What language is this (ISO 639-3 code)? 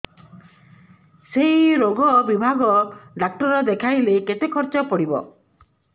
ori